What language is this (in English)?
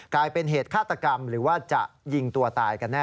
Thai